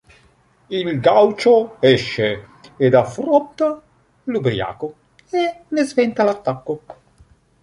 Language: Italian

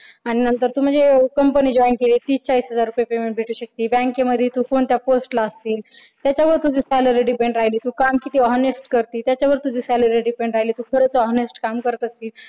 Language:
Marathi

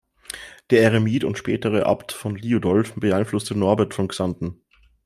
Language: German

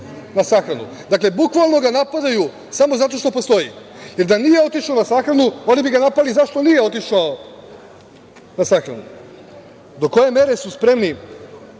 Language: Serbian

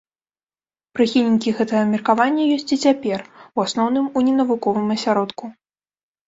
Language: Belarusian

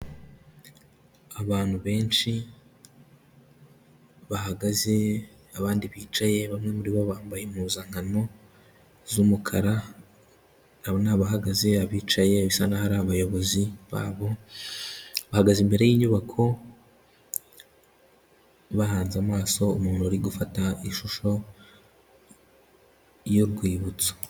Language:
Kinyarwanda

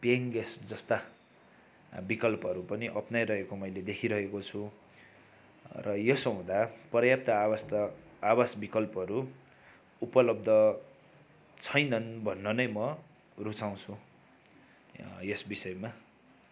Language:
Nepali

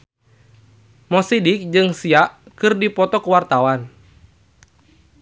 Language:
Sundanese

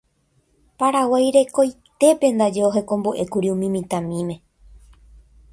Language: Guarani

